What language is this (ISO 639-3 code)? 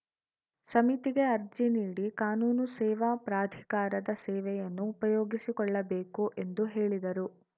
kan